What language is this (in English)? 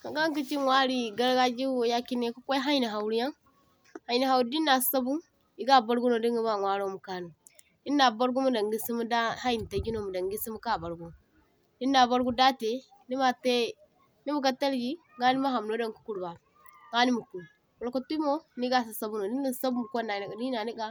Zarma